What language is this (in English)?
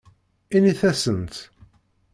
Kabyle